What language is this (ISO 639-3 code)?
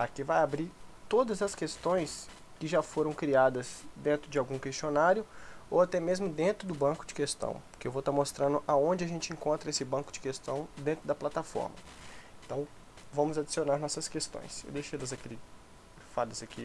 por